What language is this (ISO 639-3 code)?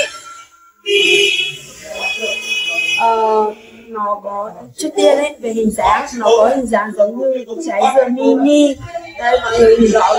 vie